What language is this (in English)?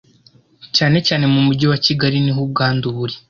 Kinyarwanda